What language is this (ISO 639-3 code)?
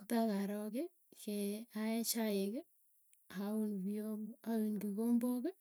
tuy